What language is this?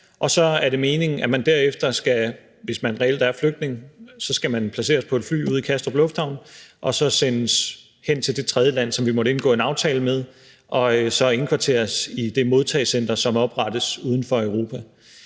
Danish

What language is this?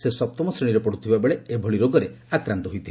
Odia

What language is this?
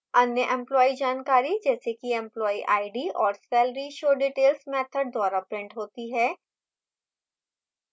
Hindi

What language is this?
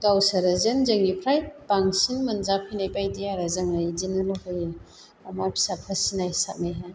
Bodo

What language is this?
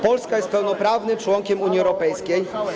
Polish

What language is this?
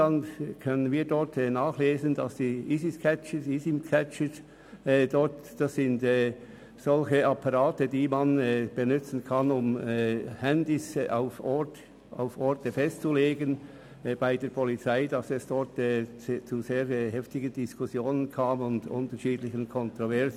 Swiss German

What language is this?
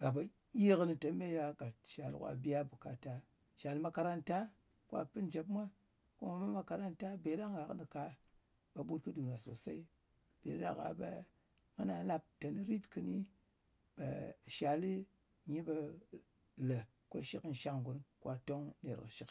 Ngas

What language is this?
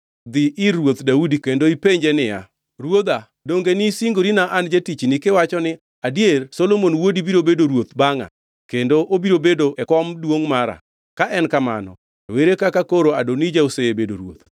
Luo (Kenya and Tanzania)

